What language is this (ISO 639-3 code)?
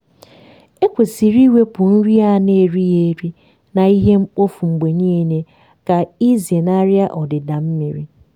ibo